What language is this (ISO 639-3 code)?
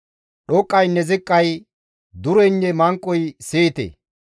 gmv